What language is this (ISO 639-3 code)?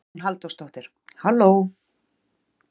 isl